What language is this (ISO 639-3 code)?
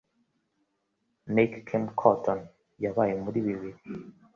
kin